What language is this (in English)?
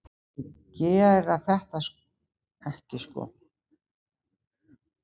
Icelandic